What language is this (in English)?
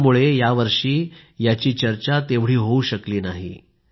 Marathi